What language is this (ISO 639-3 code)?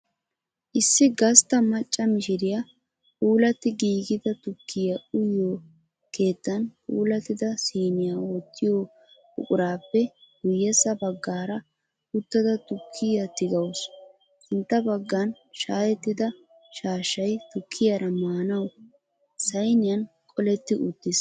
wal